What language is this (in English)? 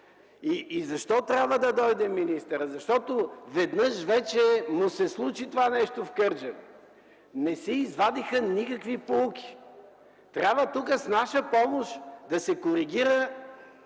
Bulgarian